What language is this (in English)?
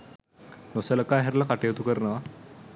Sinhala